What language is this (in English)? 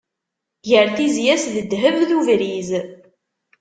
Kabyle